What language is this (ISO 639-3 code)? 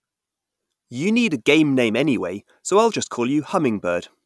eng